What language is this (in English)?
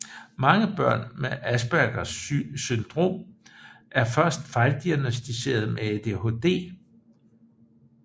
Danish